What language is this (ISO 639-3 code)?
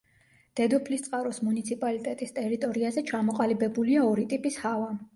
kat